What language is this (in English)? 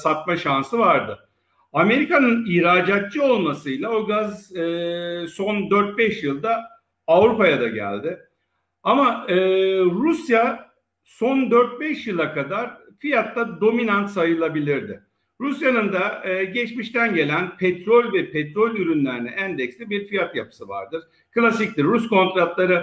Turkish